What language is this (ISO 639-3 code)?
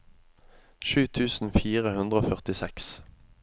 nor